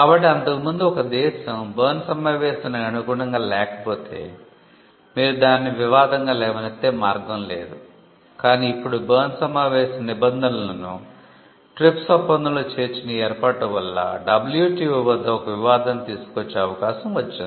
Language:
Telugu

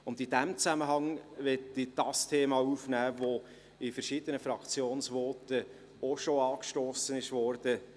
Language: Swiss German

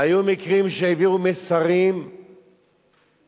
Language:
Hebrew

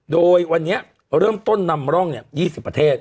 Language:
Thai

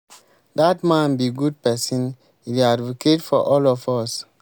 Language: Nigerian Pidgin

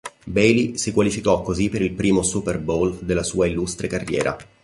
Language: Italian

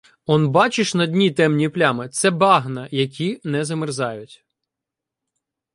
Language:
Ukrainian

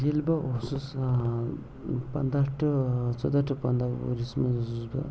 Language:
Kashmiri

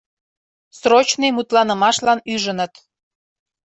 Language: Mari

